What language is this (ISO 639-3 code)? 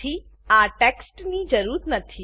guj